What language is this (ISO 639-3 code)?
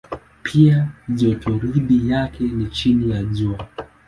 swa